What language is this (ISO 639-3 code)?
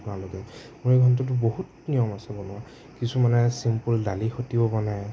asm